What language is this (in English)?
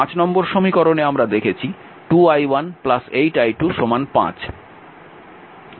Bangla